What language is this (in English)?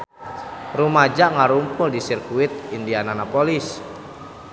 Sundanese